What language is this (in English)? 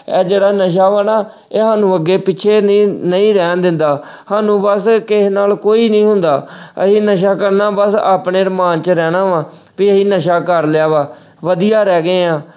Punjabi